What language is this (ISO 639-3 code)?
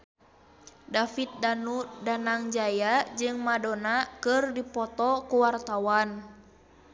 sun